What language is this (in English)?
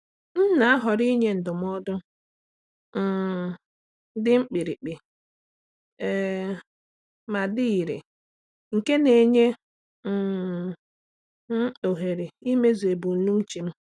Igbo